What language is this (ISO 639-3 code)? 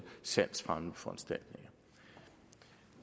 dan